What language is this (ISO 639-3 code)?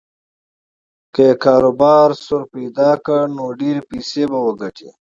pus